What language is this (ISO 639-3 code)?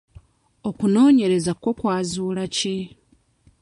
lug